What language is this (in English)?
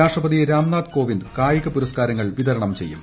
Malayalam